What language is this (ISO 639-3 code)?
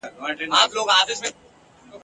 pus